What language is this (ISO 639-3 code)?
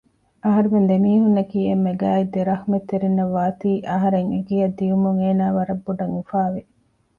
div